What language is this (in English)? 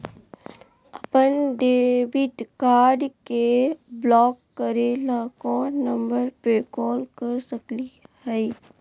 Magahi